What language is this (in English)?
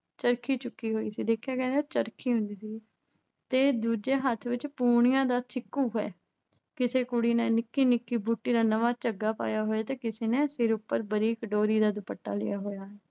Punjabi